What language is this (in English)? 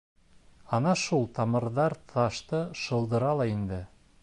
Bashkir